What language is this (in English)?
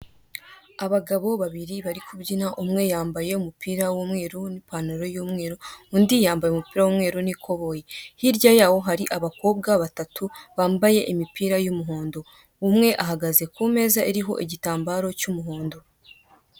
Kinyarwanda